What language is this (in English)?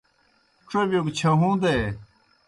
Kohistani Shina